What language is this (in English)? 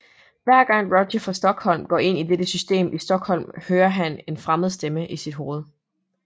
Danish